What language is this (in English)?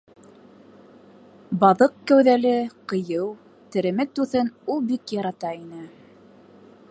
Bashkir